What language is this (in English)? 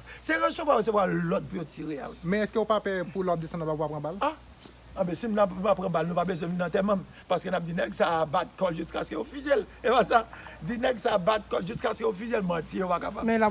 French